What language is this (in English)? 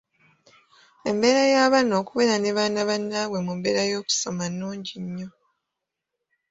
Ganda